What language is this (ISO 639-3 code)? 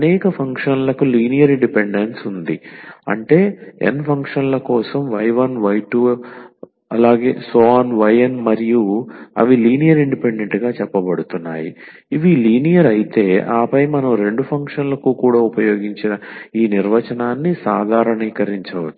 tel